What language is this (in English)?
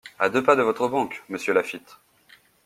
French